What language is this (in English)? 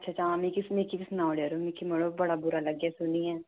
Dogri